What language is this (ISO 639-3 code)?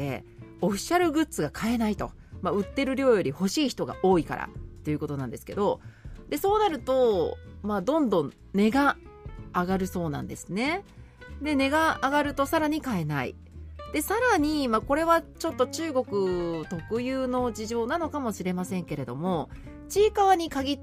jpn